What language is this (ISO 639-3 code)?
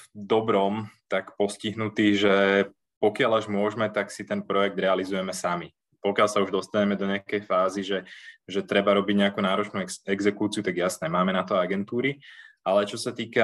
slk